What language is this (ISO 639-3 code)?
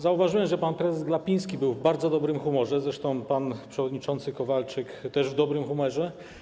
pol